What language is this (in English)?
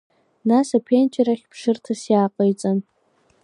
Abkhazian